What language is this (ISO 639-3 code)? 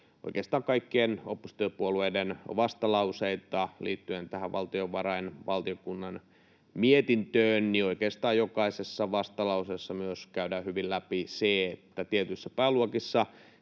fin